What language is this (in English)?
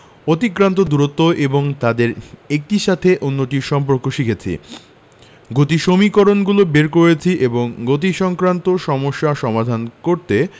Bangla